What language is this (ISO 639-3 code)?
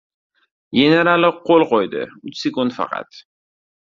uzb